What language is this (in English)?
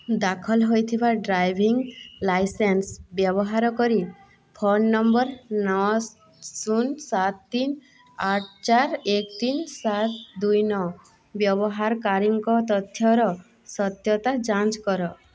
Odia